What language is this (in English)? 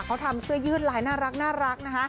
Thai